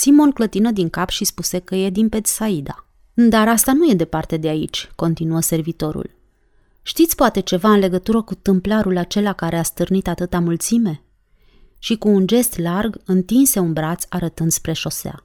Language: Romanian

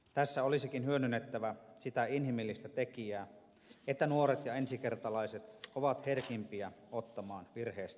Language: Finnish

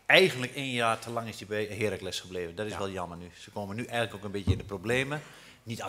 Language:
Dutch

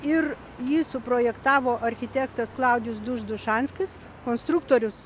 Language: Lithuanian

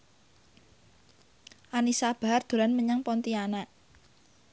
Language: Javanese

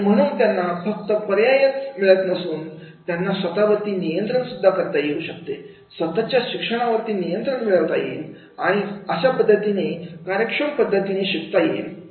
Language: Marathi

